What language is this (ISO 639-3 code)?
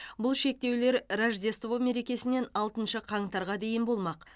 kaz